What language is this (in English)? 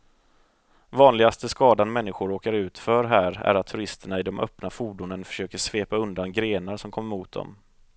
Swedish